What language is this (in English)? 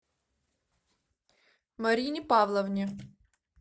Russian